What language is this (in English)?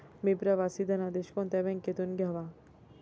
Marathi